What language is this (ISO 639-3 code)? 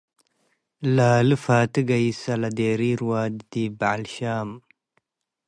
tig